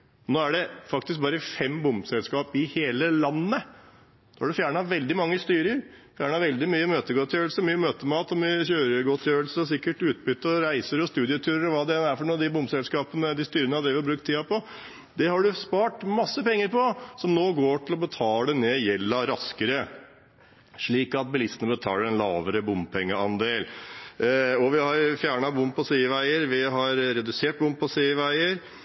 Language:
Norwegian Bokmål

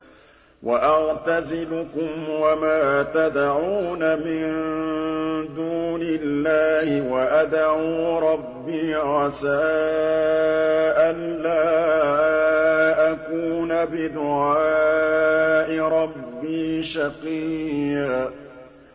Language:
Arabic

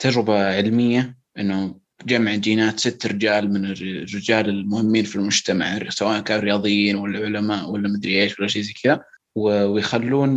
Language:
Arabic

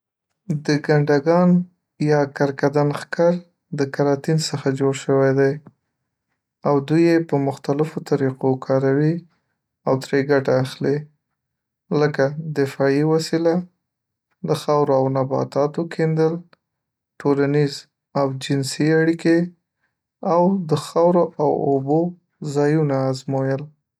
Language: Pashto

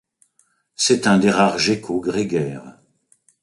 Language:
French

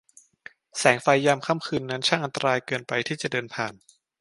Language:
Thai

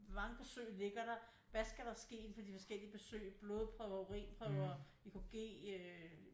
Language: Danish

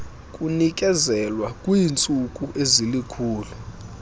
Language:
Xhosa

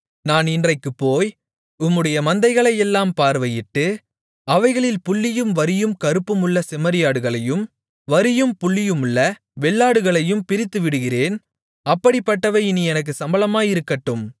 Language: Tamil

